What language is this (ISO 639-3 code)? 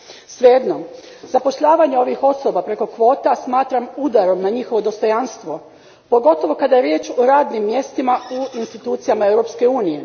hrv